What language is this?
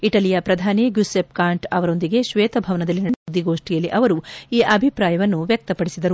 Kannada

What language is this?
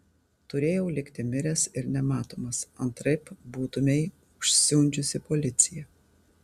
Lithuanian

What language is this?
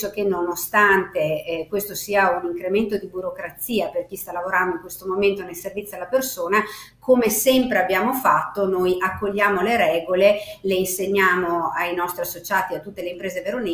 Italian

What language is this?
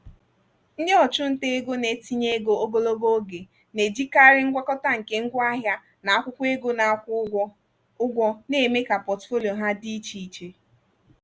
Igbo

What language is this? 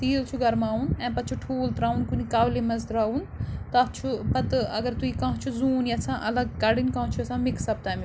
Kashmiri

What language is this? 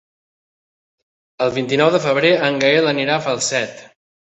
Catalan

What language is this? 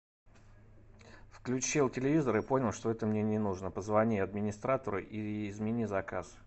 Russian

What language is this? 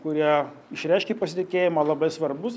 Lithuanian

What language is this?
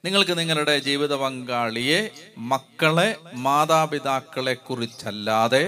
Malayalam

